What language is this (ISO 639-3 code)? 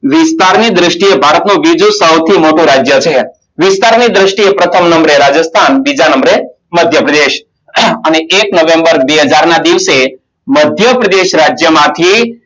guj